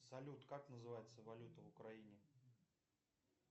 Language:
Russian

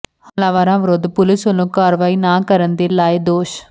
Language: Punjabi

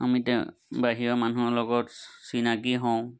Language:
Assamese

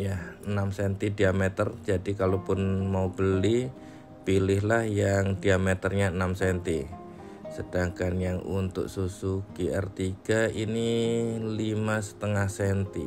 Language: Indonesian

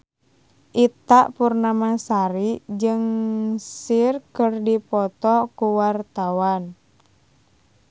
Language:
Sundanese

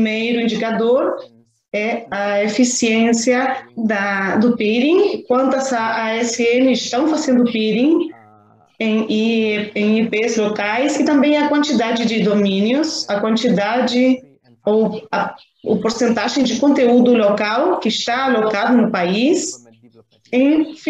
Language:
Portuguese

